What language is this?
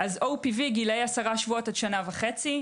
Hebrew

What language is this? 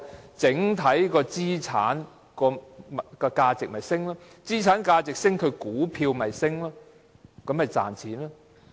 Cantonese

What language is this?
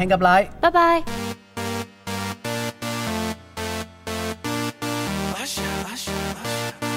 Vietnamese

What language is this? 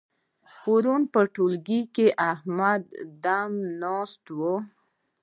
Pashto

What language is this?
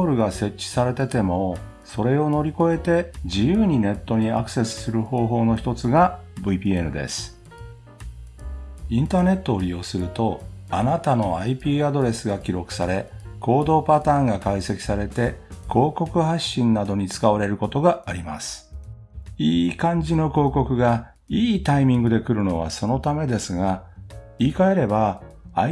Japanese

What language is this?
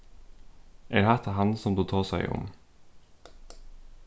Faroese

